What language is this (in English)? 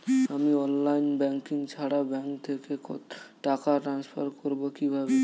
Bangla